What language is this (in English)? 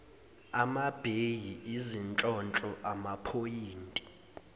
Zulu